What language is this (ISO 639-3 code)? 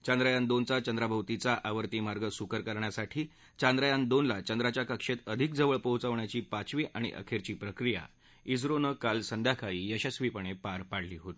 mar